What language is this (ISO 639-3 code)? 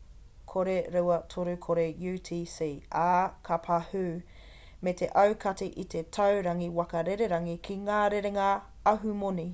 mri